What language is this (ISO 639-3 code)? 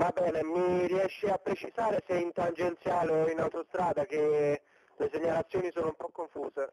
ita